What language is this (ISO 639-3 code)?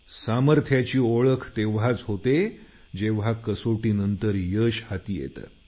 mar